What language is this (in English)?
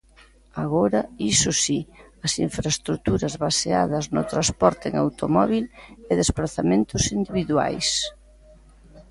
Galician